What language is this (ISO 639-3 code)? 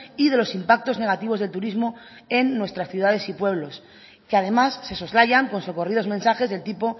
spa